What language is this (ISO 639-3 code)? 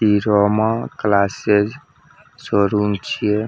mai